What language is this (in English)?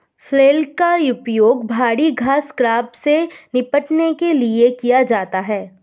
Hindi